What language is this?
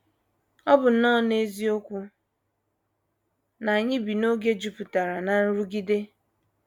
Igbo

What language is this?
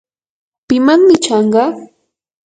Yanahuanca Pasco Quechua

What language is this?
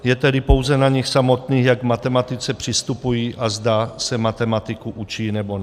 Czech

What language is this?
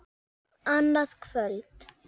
Icelandic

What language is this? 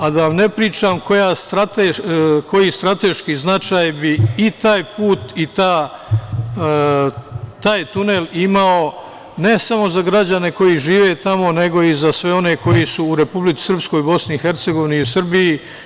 Serbian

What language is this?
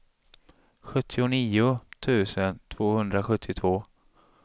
Swedish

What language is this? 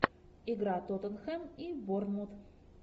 Russian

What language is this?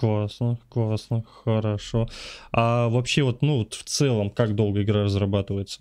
Russian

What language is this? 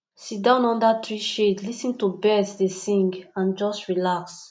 Nigerian Pidgin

